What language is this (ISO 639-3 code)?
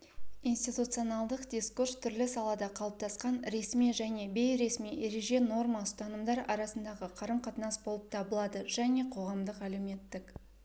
kaz